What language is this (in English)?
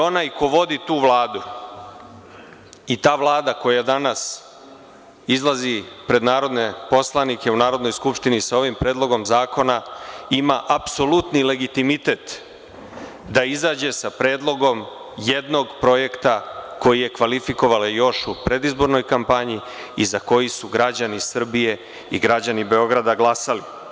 Serbian